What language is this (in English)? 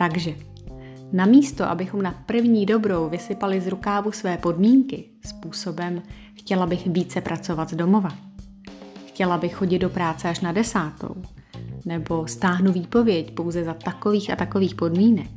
Czech